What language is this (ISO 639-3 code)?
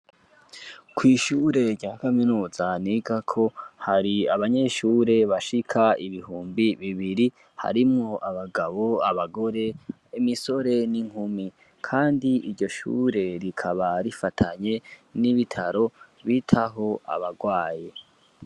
run